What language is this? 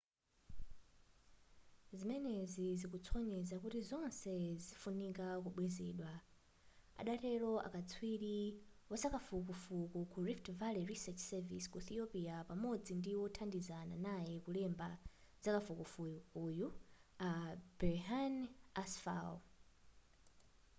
Nyanja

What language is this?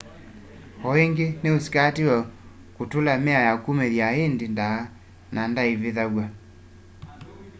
Kamba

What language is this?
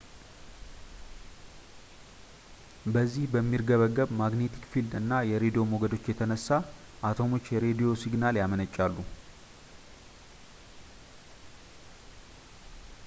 Amharic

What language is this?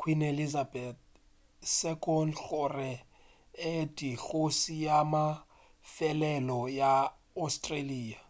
Northern Sotho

